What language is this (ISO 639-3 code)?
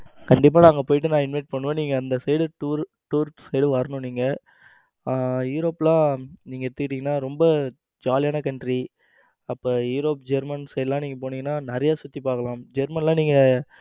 tam